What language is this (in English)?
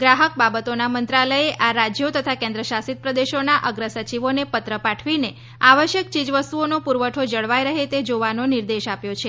Gujarati